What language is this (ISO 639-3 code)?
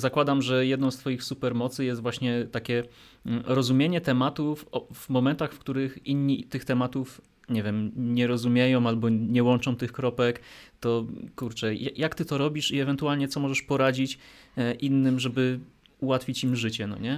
pol